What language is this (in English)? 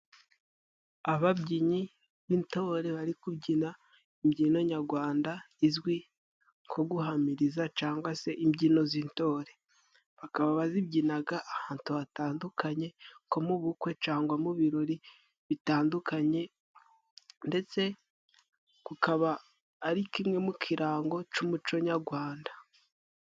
Kinyarwanda